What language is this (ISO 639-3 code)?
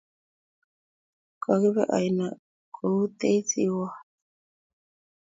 kln